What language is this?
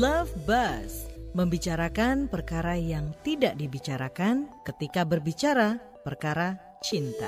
Indonesian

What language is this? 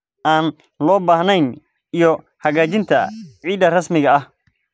Somali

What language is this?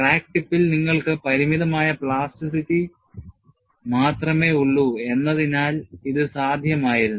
Malayalam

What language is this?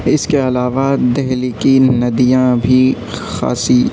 Urdu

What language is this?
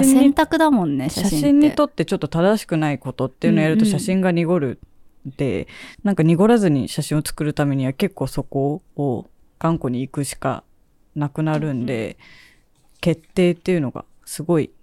Japanese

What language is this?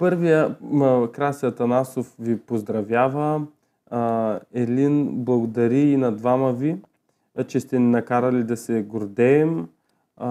Bulgarian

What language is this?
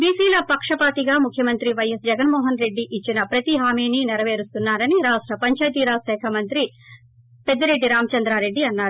Telugu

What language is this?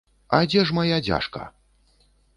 Belarusian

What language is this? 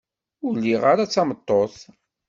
Kabyle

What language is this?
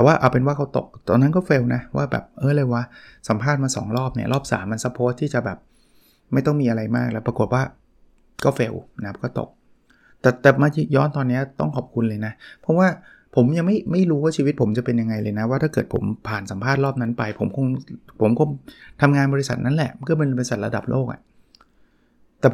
Thai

